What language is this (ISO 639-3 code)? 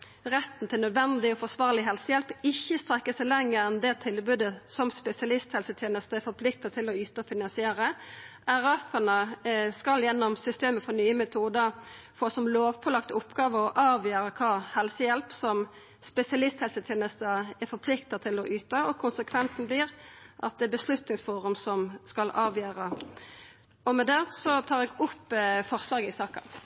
nno